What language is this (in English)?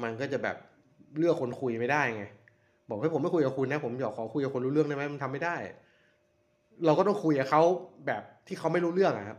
Thai